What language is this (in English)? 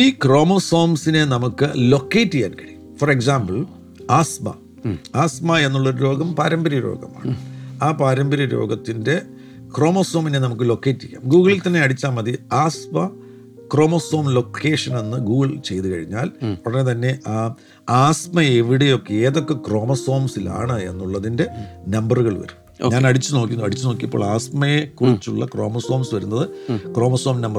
Malayalam